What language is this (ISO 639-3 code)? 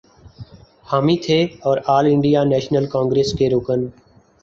urd